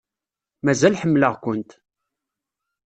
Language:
Kabyle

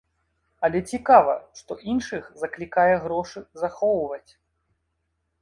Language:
Belarusian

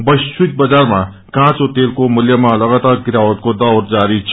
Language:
Nepali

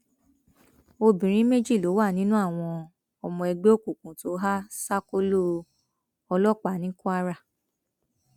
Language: Yoruba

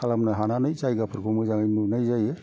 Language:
Bodo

